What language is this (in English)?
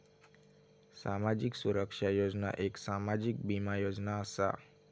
Marathi